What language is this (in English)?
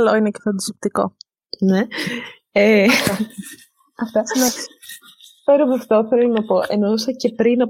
Greek